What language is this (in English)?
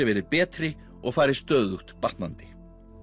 Icelandic